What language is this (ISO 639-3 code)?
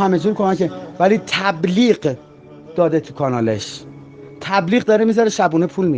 fas